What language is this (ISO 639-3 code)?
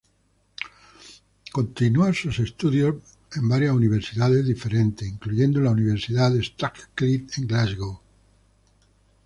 spa